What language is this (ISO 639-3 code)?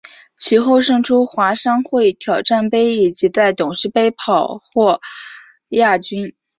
zho